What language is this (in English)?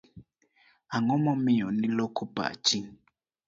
Luo (Kenya and Tanzania)